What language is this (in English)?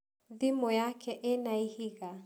Kikuyu